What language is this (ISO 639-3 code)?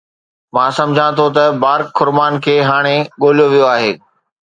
snd